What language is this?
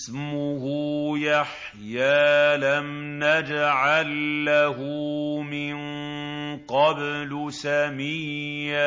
Arabic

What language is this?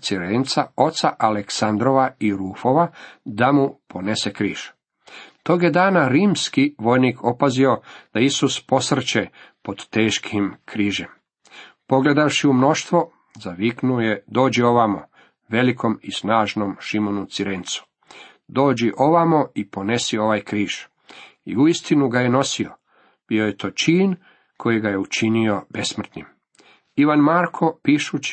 Croatian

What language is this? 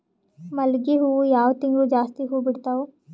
Kannada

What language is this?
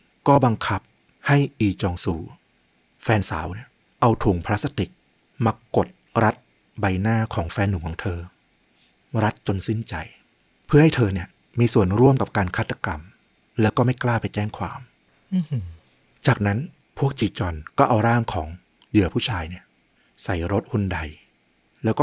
Thai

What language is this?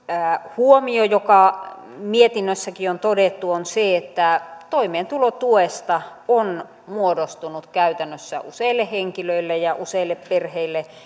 Finnish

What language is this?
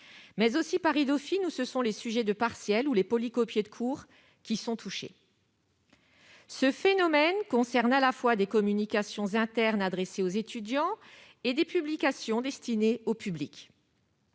French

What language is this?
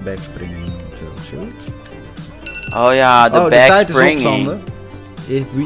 Dutch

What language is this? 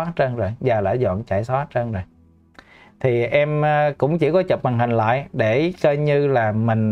Vietnamese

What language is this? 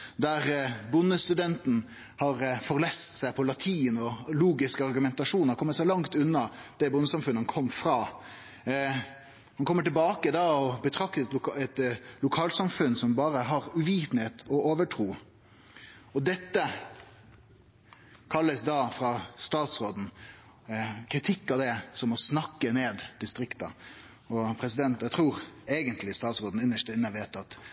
Norwegian Nynorsk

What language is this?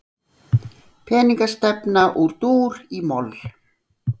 Icelandic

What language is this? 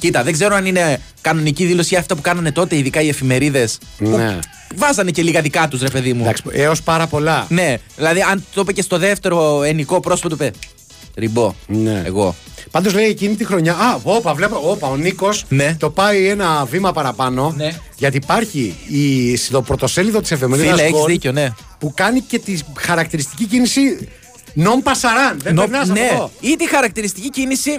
Greek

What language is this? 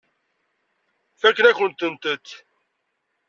Kabyle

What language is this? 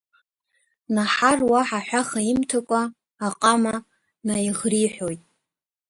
Abkhazian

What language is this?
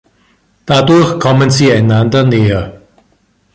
German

